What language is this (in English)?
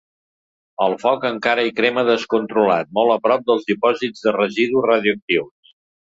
Catalan